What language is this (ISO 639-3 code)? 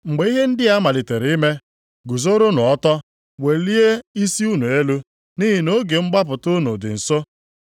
ibo